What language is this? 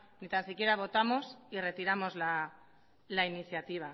Spanish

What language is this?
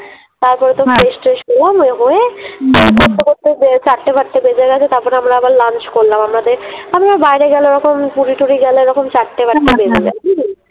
Bangla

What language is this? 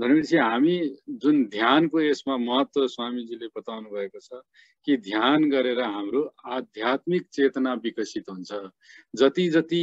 Hindi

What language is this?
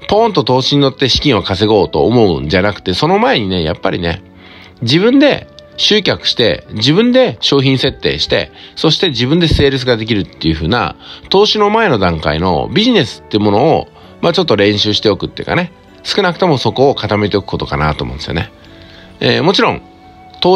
Japanese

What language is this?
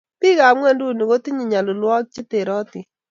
Kalenjin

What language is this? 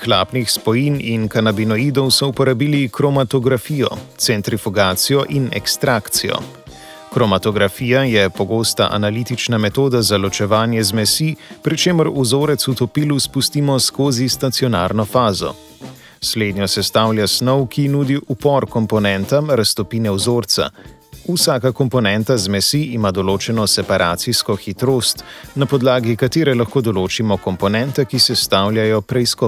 Croatian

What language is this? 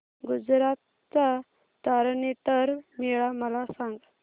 Marathi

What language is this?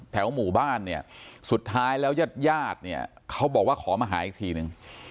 Thai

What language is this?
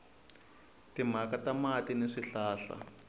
Tsonga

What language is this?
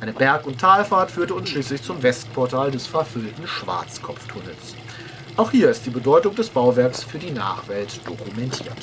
German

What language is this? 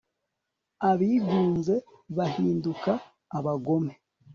Kinyarwanda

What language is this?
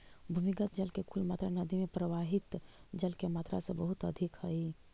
Magahi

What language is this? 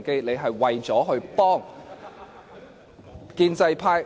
Cantonese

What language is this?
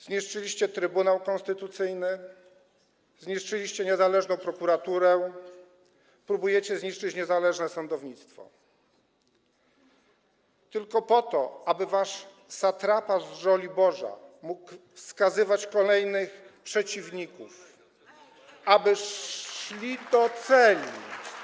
Polish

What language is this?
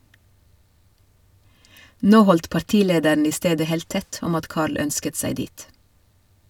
Norwegian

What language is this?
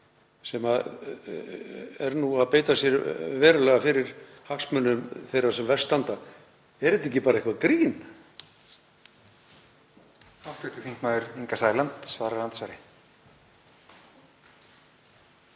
Icelandic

